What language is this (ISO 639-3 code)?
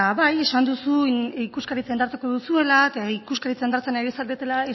eus